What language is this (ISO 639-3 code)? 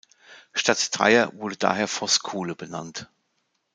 deu